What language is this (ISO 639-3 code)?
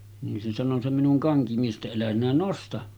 fin